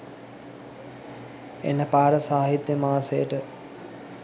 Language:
Sinhala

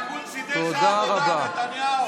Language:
Hebrew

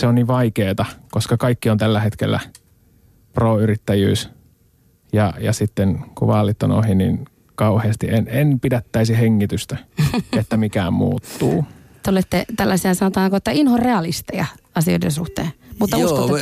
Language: Finnish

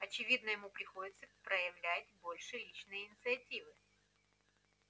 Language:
Russian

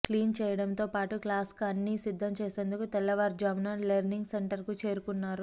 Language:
Telugu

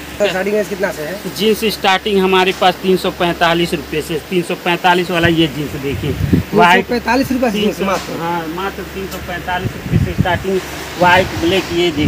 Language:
Hindi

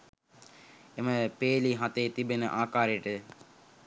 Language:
Sinhala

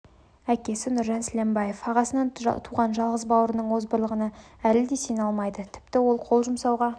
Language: Kazakh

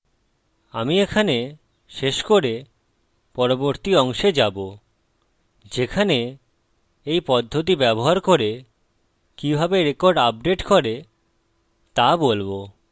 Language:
Bangla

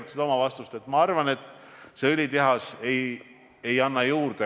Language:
Estonian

